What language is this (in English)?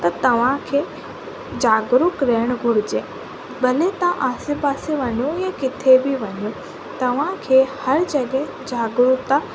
Sindhi